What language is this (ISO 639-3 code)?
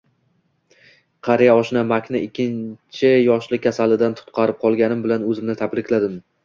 uzb